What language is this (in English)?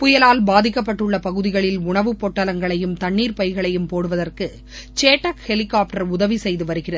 Tamil